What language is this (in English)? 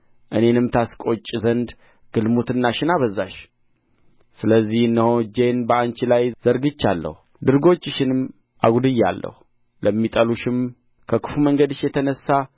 Amharic